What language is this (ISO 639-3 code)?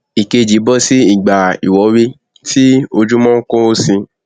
yor